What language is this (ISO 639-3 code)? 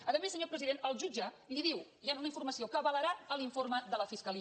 cat